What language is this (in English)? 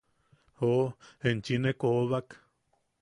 Yaqui